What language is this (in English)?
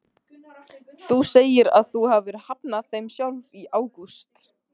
Icelandic